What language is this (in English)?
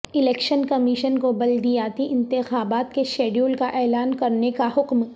Urdu